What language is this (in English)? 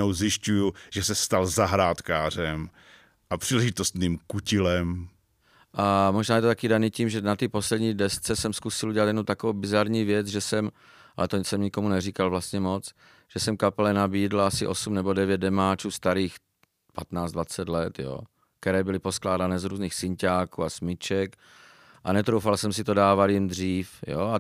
Czech